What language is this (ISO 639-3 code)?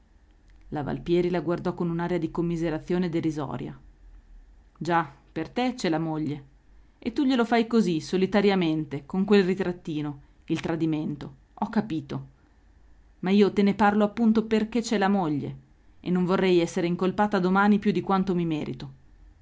ita